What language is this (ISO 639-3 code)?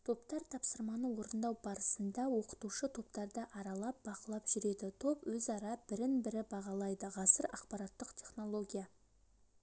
kaz